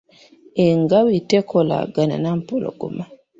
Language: Ganda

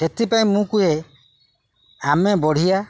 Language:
Odia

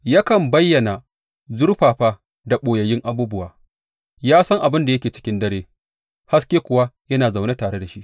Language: Hausa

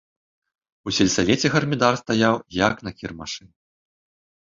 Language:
Belarusian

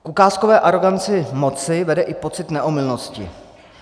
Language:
Czech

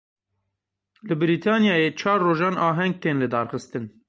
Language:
Kurdish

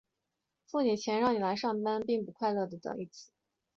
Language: Chinese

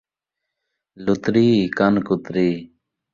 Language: Saraiki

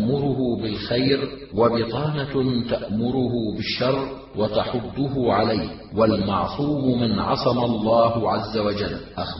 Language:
Arabic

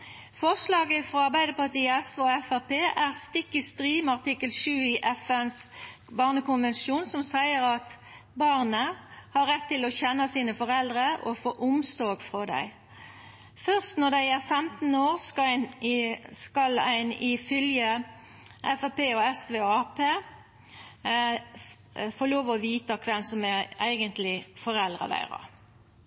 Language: Norwegian Nynorsk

